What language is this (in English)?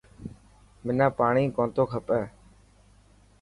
Dhatki